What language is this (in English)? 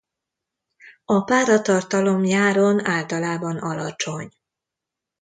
Hungarian